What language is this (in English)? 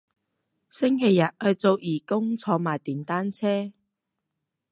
Cantonese